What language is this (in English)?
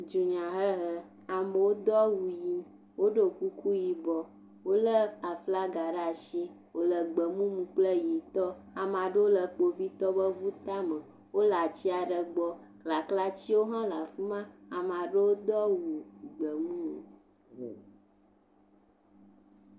Ewe